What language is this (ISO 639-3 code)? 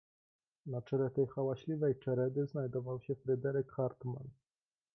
pol